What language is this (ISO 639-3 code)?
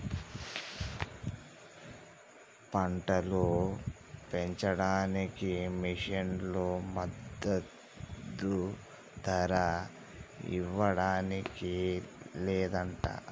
tel